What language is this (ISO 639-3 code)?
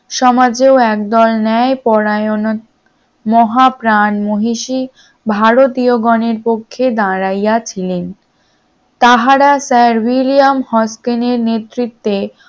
ben